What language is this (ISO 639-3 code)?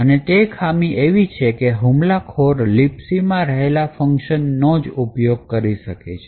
guj